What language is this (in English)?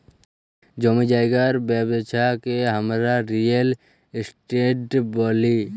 Bangla